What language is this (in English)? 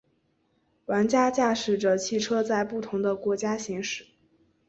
Chinese